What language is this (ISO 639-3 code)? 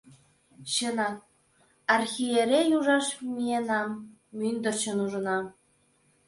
chm